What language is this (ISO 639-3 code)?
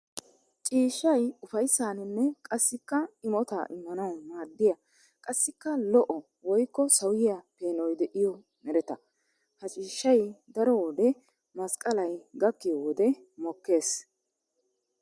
wal